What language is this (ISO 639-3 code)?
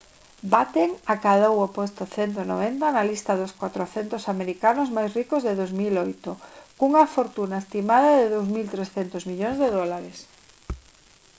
glg